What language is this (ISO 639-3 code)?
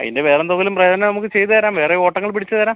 mal